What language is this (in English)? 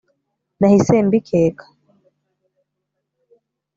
Kinyarwanda